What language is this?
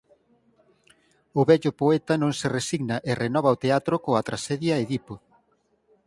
Galician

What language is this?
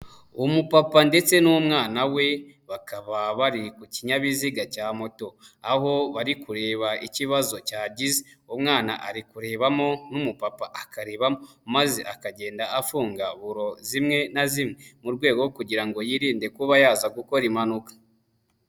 Kinyarwanda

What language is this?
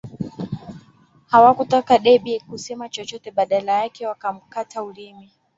Swahili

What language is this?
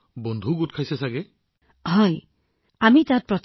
Assamese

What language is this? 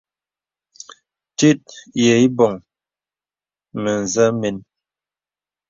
Bebele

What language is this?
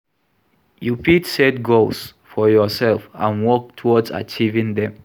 Nigerian Pidgin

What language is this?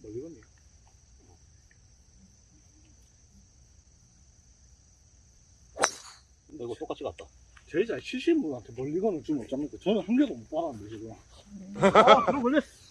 Korean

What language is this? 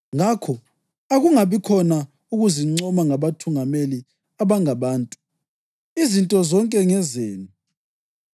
North Ndebele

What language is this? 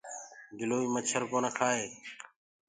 Gurgula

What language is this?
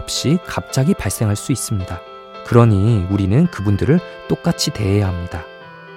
Korean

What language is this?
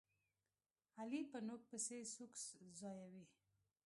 Pashto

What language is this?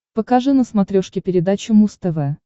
Russian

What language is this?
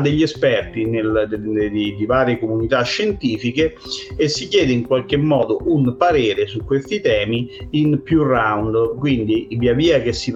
Italian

